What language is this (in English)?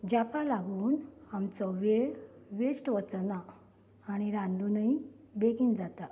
Konkani